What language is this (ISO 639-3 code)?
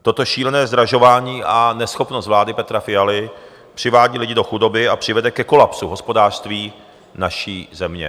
ces